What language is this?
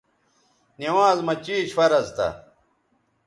Bateri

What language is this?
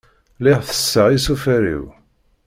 Kabyle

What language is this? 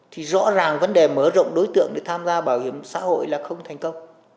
Vietnamese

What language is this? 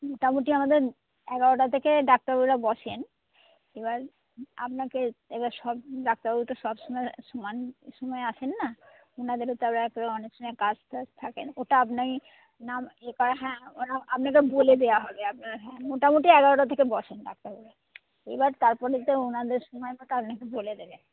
Bangla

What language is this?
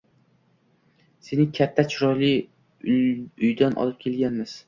Uzbek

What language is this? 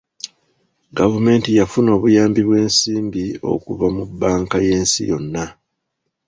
Ganda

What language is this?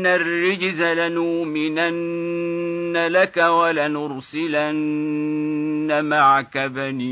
Arabic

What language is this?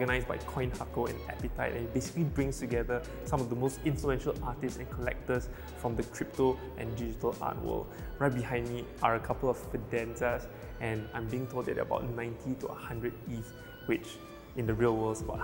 English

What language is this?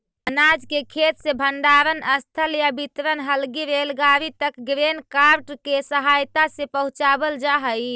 Magahi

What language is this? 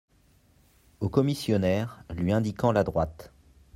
French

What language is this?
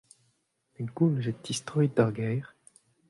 Breton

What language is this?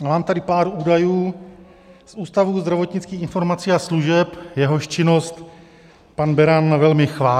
Czech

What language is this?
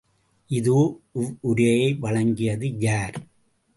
Tamil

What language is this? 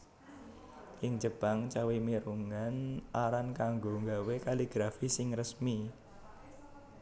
Javanese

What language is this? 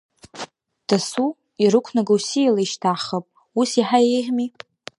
Abkhazian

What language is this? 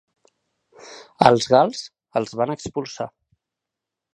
Catalan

